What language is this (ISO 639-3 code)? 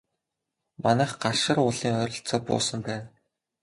mon